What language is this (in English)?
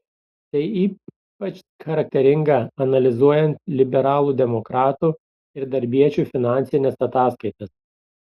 Lithuanian